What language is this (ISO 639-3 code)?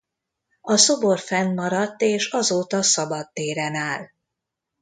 hun